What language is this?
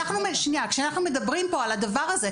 Hebrew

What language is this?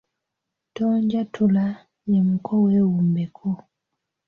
Ganda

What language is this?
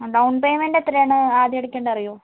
Malayalam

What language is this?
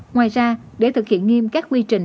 Vietnamese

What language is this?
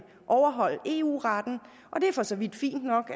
Danish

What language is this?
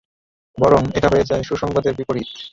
Bangla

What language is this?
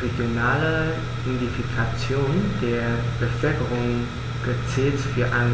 German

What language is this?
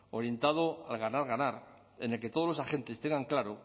Spanish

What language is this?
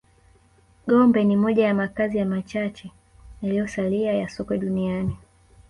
Swahili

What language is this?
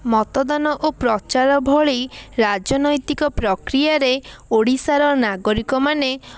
Odia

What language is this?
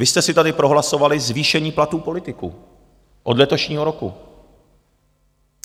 Czech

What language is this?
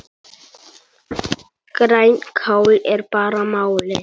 Icelandic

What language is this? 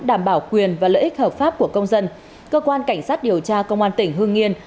Vietnamese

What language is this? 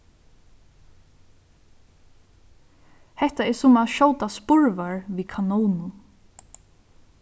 Faroese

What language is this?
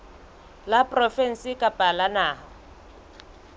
Southern Sotho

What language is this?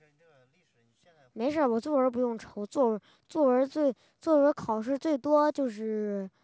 Chinese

